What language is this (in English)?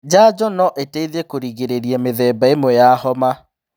Kikuyu